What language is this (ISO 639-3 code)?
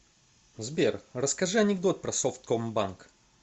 rus